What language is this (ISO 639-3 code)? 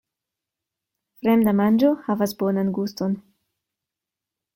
epo